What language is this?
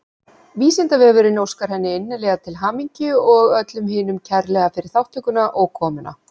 Icelandic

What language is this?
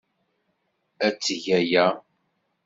Kabyle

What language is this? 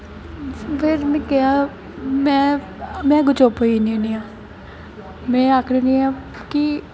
Dogri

